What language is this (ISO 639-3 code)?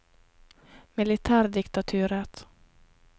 nor